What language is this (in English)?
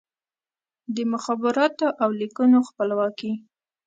Pashto